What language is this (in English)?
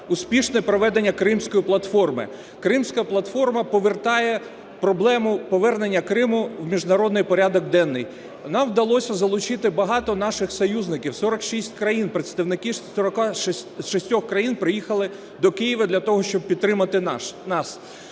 Ukrainian